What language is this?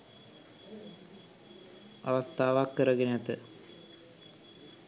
Sinhala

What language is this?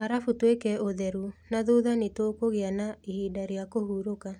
Kikuyu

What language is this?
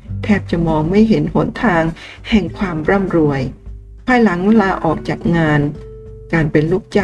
Thai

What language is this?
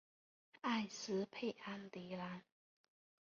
Chinese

